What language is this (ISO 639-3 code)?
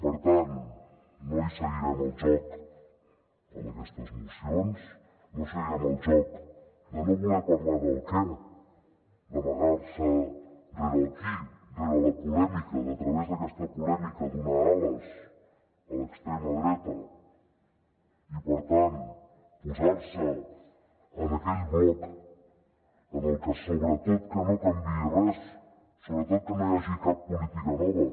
cat